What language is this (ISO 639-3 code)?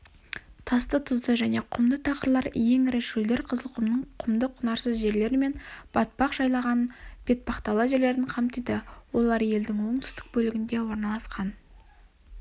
kaz